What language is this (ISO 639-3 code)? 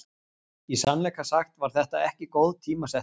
isl